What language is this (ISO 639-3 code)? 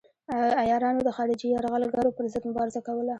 pus